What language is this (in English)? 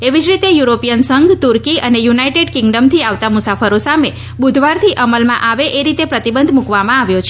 Gujarati